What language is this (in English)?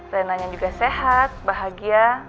Indonesian